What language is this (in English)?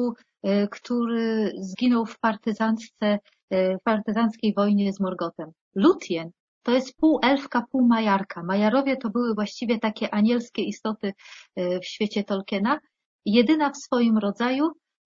Polish